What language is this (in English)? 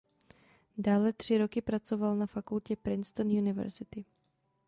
Czech